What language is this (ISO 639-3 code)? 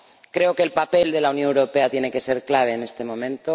spa